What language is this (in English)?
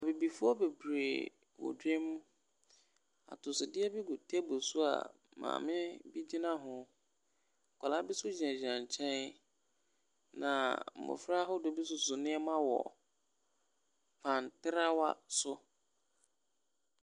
Akan